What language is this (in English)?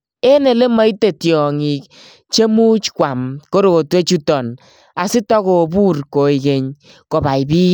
Kalenjin